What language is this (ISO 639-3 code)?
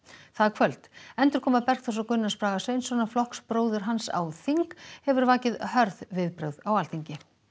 isl